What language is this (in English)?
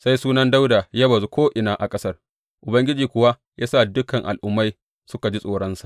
Hausa